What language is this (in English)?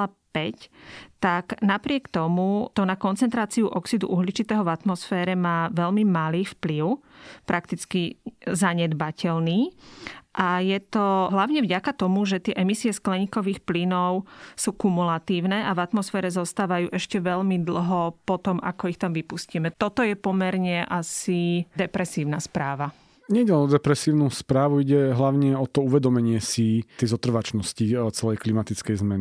Slovak